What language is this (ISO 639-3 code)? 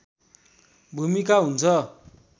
nep